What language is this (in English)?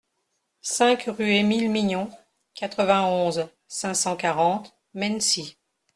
French